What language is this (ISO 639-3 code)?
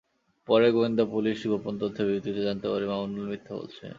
ben